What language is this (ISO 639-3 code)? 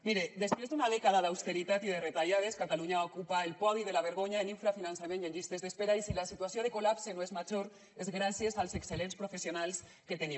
cat